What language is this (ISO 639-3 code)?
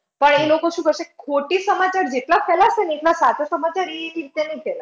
guj